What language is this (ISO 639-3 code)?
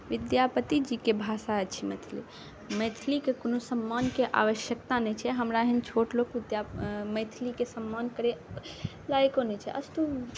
mai